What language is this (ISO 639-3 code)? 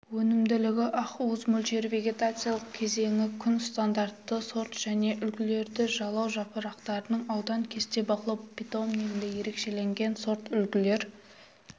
kaz